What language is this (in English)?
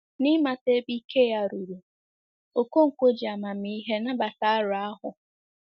Igbo